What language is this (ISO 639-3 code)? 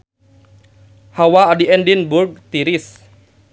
sun